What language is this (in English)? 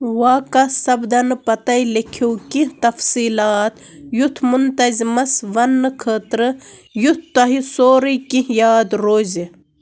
Kashmiri